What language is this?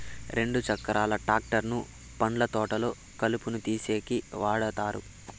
Telugu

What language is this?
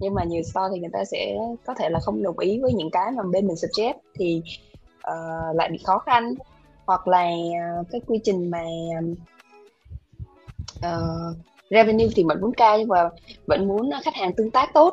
Vietnamese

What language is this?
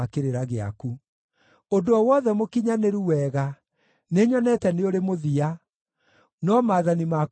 Kikuyu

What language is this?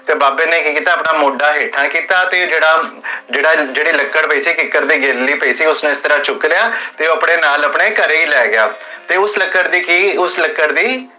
Punjabi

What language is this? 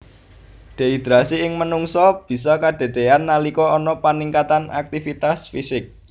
Javanese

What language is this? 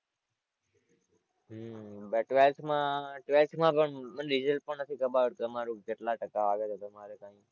Gujarati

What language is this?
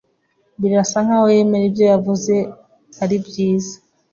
Kinyarwanda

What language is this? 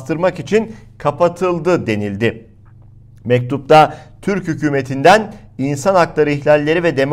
Turkish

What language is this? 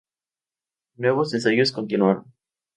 Spanish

